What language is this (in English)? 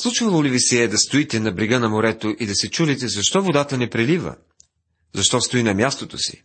Bulgarian